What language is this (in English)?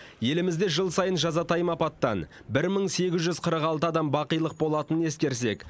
Kazakh